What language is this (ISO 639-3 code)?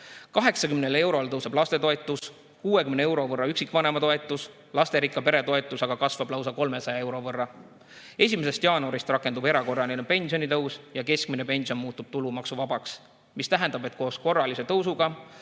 est